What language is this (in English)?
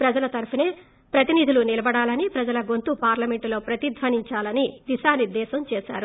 Telugu